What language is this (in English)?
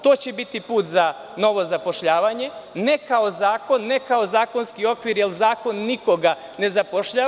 Serbian